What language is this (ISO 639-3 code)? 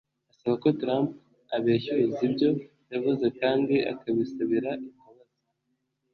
kin